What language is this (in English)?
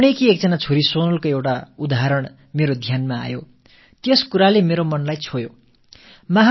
Tamil